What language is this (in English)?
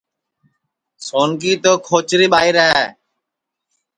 Sansi